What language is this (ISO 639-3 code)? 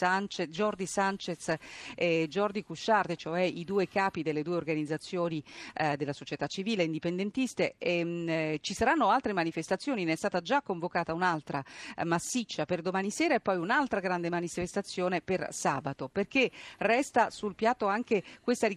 ita